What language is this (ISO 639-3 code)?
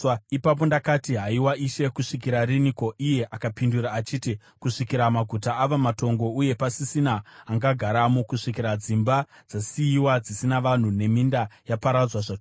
sna